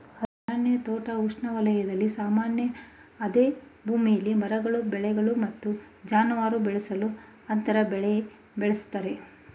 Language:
Kannada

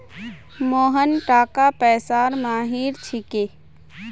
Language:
Magahi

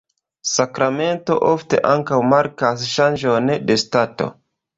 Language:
Esperanto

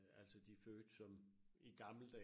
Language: Danish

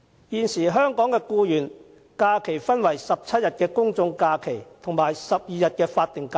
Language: Cantonese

